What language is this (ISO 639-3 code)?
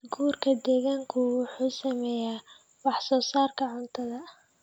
som